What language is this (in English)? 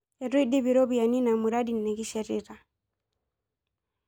Masai